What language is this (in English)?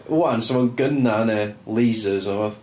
Welsh